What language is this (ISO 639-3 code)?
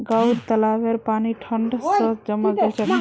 mag